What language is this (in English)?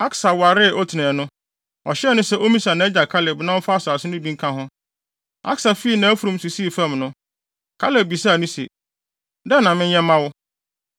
Akan